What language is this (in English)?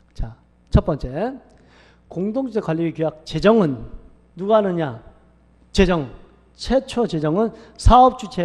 Korean